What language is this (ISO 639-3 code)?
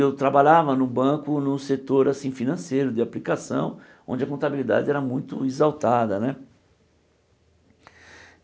por